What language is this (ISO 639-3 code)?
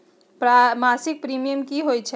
mag